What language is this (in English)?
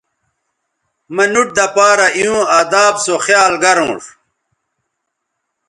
Bateri